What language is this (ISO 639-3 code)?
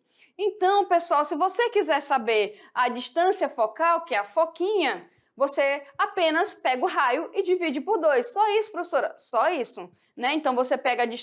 por